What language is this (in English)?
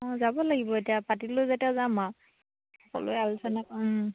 Assamese